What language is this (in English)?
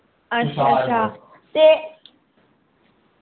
Dogri